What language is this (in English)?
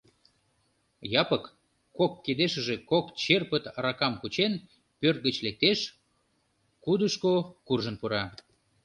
Mari